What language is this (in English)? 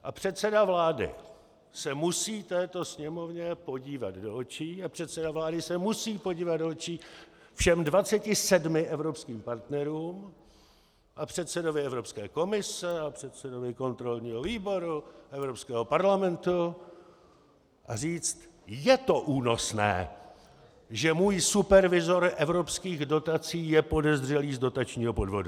Czech